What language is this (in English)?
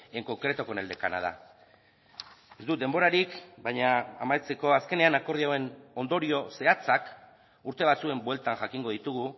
Basque